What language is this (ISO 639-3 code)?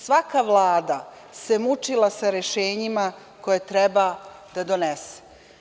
srp